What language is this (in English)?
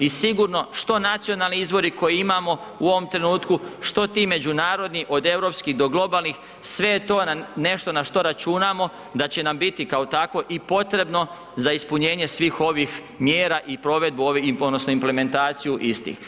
Croatian